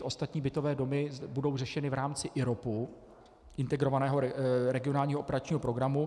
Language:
Czech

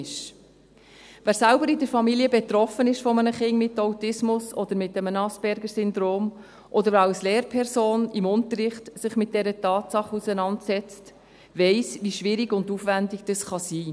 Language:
Swiss German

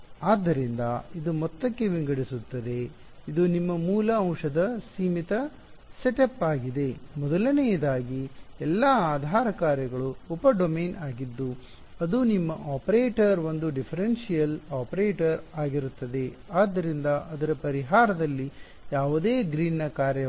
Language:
Kannada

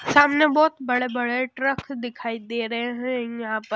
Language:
Hindi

